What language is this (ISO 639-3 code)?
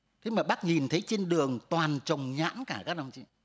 vie